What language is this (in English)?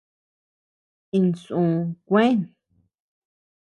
Tepeuxila Cuicatec